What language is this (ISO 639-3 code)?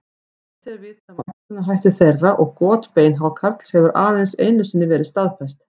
isl